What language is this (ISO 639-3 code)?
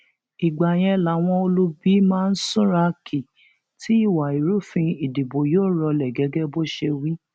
yor